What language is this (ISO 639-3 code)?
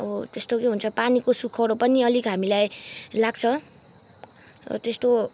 nep